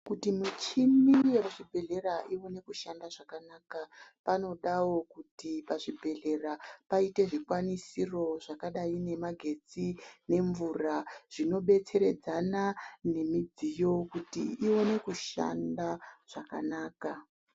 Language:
Ndau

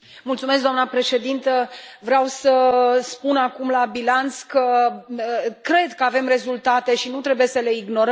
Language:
Romanian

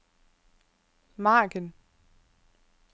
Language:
Danish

